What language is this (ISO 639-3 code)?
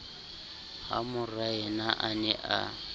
sot